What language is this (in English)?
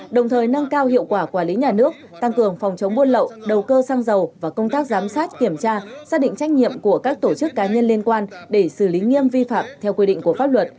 Vietnamese